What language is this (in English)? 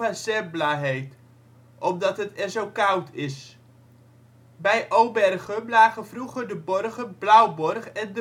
Dutch